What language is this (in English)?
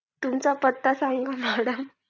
Marathi